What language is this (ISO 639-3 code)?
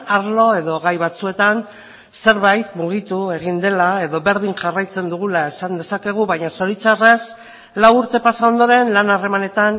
eus